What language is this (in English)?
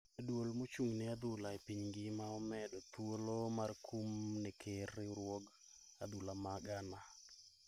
Luo (Kenya and Tanzania)